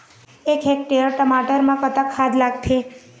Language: Chhattisgarhi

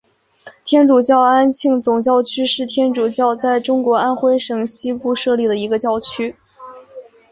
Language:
Chinese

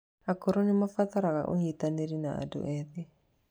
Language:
Kikuyu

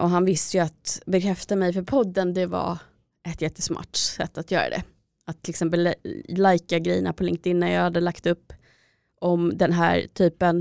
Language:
Swedish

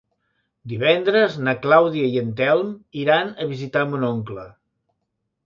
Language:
Catalan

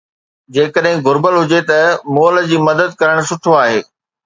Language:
Sindhi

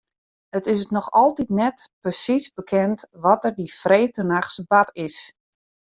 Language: Western Frisian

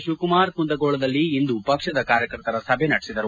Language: Kannada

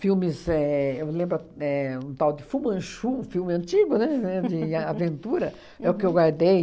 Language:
Portuguese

